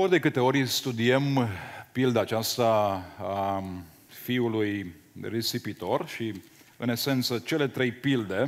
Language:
Romanian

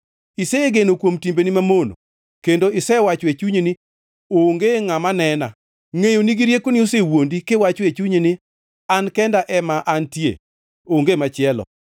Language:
Luo (Kenya and Tanzania)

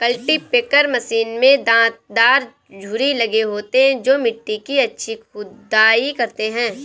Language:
Hindi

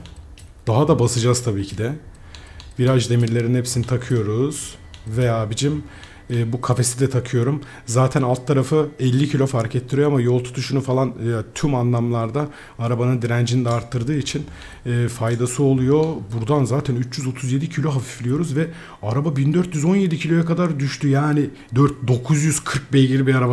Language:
Turkish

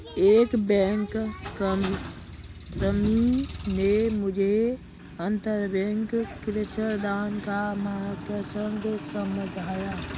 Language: Hindi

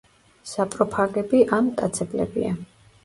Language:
Georgian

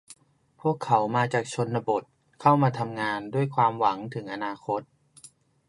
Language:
Thai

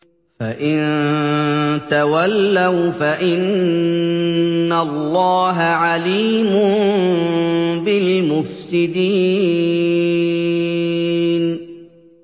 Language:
Arabic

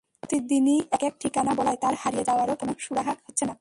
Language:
Bangla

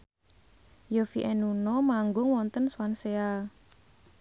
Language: Javanese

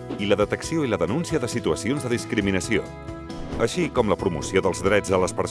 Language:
Catalan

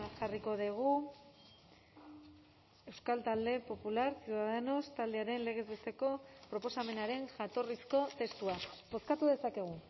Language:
Basque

